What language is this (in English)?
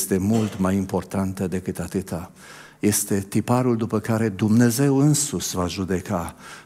Romanian